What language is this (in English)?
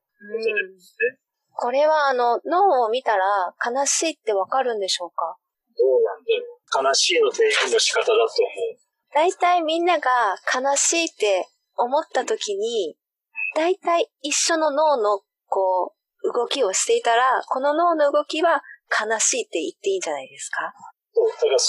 Japanese